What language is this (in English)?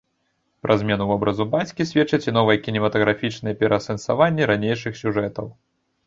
Belarusian